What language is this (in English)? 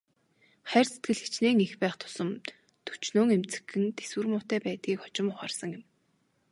Mongolian